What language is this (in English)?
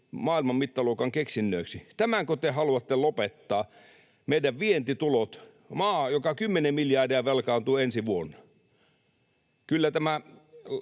Finnish